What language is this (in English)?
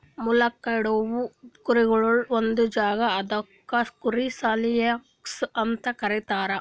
Kannada